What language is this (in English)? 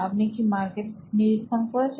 Bangla